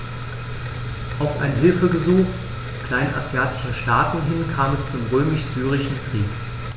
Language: German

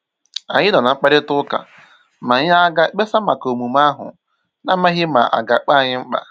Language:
Igbo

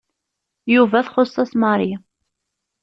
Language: Kabyle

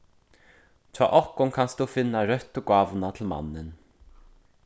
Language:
Faroese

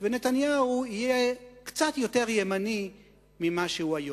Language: Hebrew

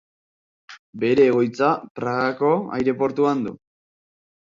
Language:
Basque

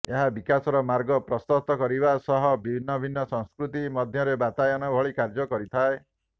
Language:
Odia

